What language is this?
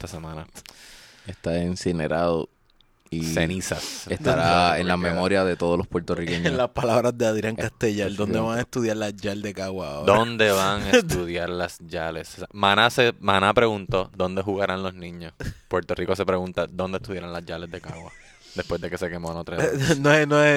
Spanish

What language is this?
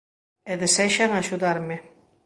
Galician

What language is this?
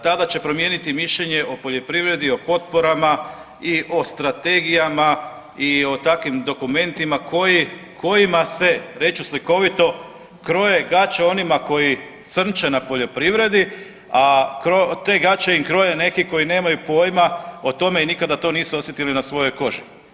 Croatian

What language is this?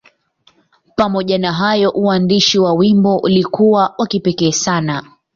Swahili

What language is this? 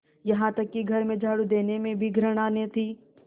Hindi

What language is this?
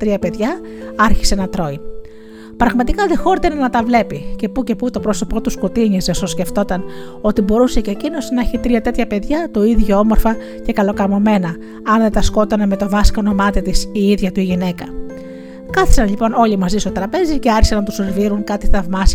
Greek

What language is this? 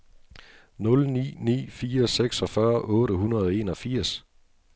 Danish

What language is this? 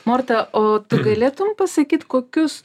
Lithuanian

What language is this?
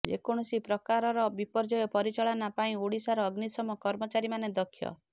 Odia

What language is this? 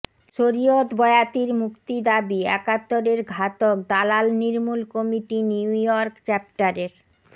Bangla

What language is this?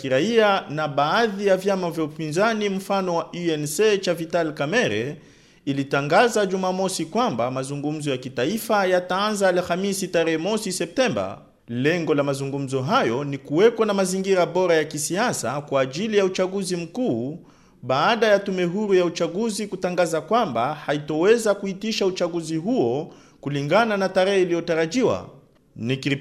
Swahili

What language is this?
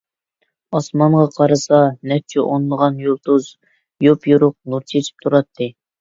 Uyghur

